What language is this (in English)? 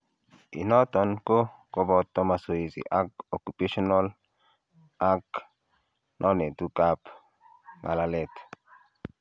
Kalenjin